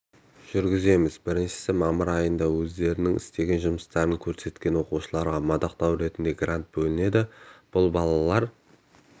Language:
Kazakh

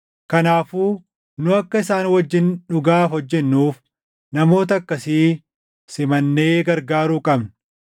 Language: Oromo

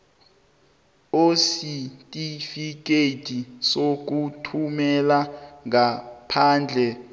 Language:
South Ndebele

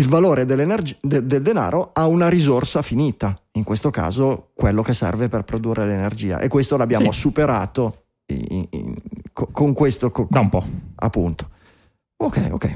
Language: Italian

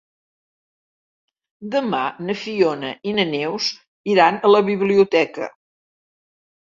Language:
Catalan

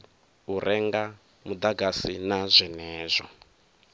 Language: Venda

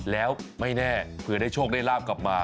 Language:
Thai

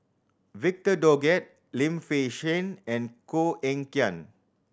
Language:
English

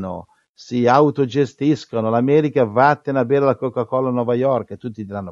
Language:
Italian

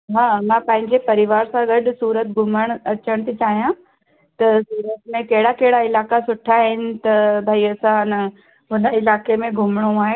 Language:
Sindhi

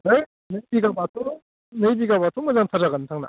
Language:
Bodo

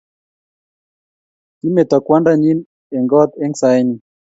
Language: Kalenjin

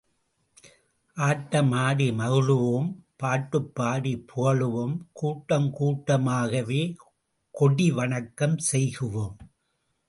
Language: Tamil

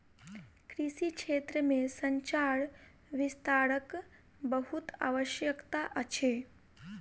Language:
Maithili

